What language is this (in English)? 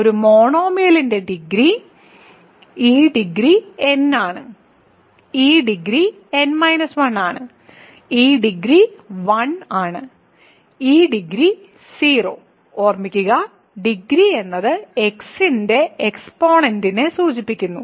Malayalam